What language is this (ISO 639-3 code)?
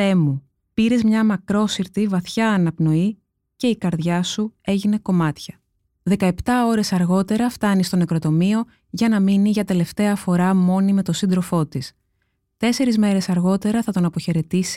ell